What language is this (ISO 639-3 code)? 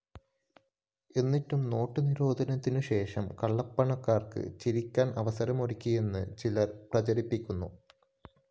mal